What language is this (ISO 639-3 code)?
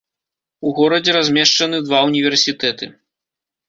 bel